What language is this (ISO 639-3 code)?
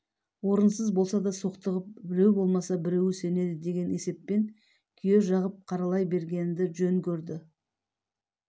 kaz